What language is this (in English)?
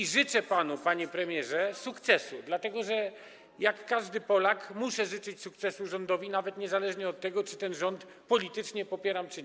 Polish